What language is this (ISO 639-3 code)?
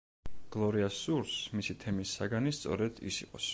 kat